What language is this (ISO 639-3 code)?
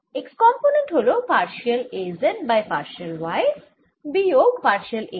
ben